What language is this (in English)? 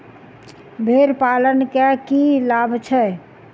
Maithili